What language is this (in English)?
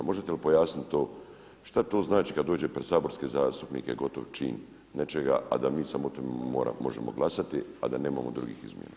Croatian